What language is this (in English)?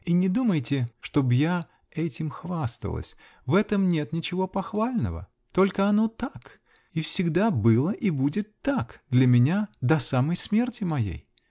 Russian